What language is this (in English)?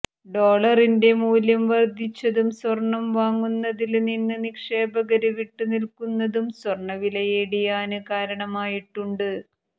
Malayalam